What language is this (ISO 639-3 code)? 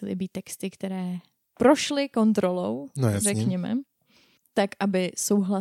ces